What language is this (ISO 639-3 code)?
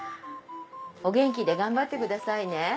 jpn